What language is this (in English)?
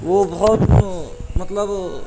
Urdu